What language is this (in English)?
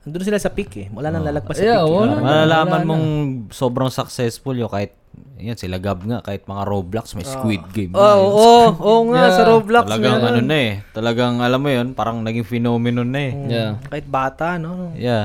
Filipino